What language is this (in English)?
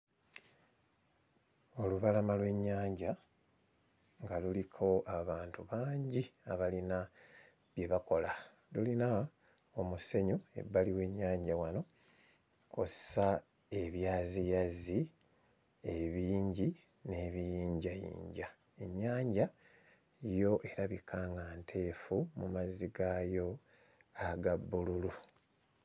Ganda